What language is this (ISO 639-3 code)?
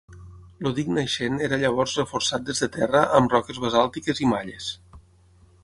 cat